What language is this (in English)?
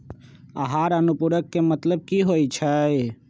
Magahi